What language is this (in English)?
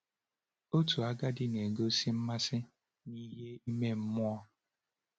Igbo